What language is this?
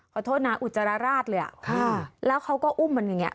Thai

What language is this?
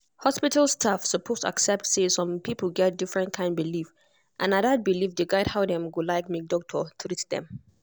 Nigerian Pidgin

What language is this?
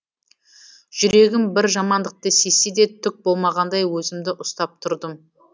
Kazakh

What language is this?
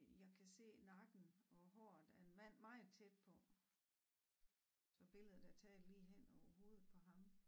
Danish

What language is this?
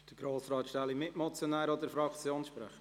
Swiss German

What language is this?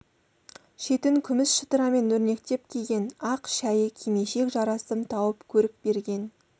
Kazakh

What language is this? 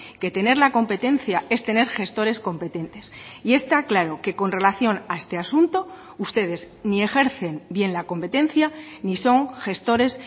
Spanish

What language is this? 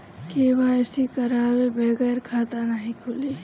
Bhojpuri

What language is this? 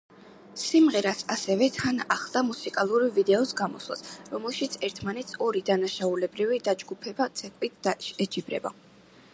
Georgian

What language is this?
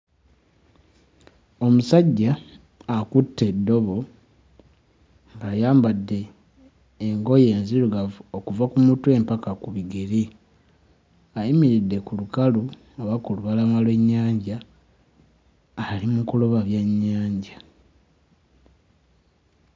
Ganda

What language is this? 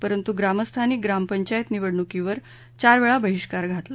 Marathi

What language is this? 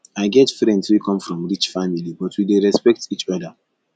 Nigerian Pidgin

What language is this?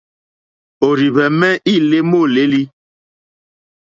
Mokpwe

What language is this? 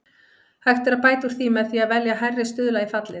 Icelandic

